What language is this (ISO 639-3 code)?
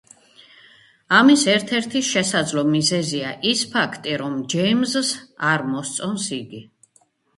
kat